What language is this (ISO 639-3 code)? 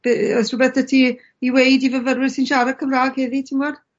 cym